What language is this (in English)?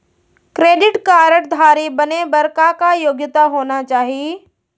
Chhattisgarhi